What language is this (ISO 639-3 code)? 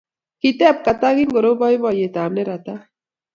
kln